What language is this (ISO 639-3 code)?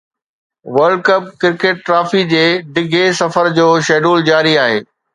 snd